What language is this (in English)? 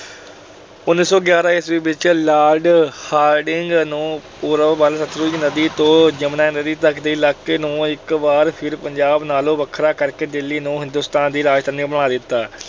Punjabi